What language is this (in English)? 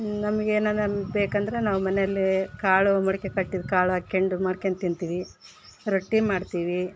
Kannada